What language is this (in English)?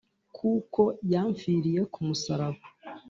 Kinyarwanda